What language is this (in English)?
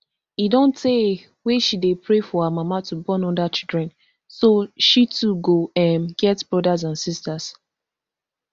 Nigerian Pidgin